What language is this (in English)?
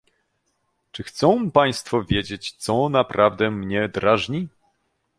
Polish